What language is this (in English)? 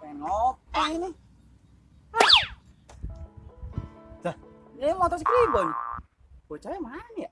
Indonesian